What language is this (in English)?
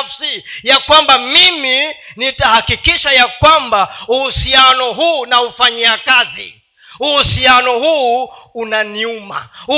Swahili